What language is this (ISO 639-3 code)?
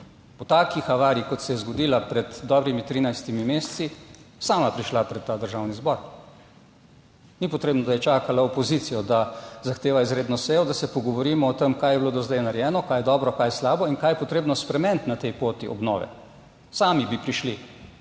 slv